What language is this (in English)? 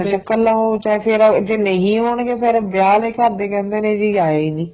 Punjabi